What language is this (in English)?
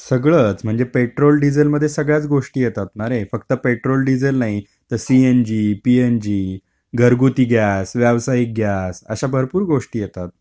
Marathi